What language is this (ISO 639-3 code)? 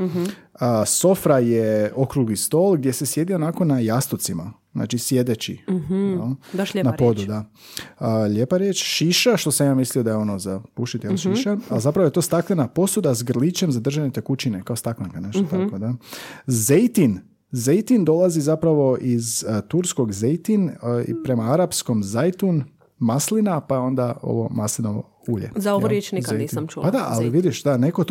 hrv